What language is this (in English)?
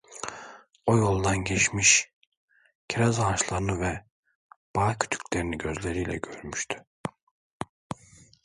Turkish